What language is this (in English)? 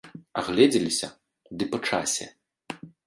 Belarusian